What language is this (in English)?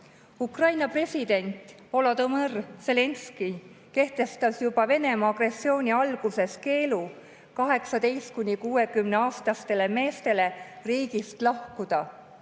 Estonian